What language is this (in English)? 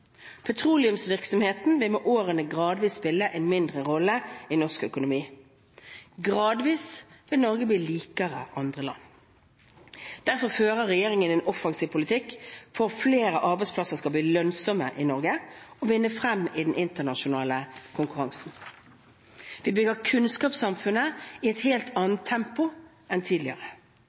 Norwegian Bokmål